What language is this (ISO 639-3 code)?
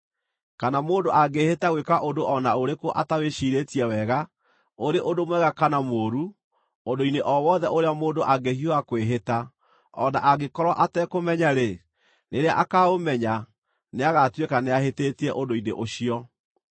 kik